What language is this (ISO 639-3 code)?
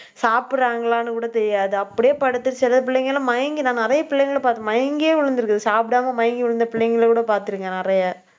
tam